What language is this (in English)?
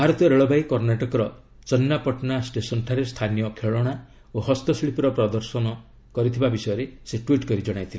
Odia